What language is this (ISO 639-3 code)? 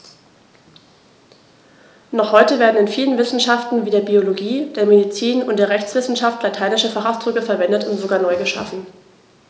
deu